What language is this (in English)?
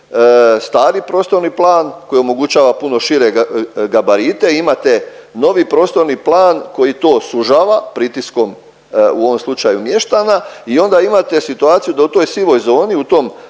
Croatian